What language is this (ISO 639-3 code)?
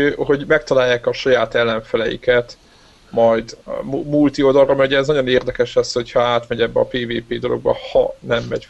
hun